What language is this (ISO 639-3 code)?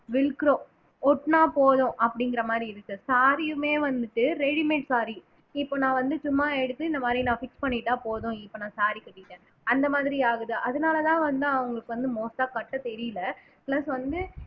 tam